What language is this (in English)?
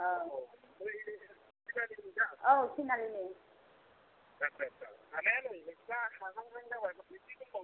Bodo